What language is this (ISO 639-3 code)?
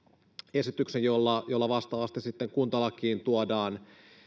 fin